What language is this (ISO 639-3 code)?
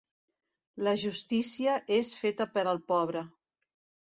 cat